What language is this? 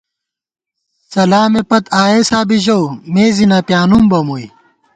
Gawar-Bati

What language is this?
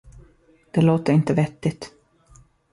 Swedish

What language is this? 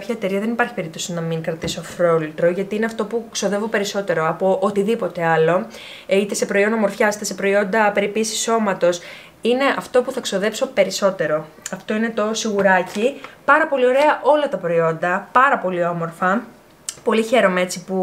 Greek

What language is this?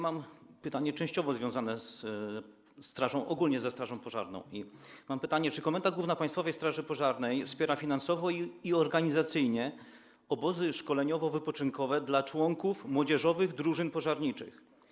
Polish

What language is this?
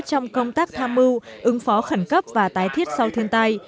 Vietnamese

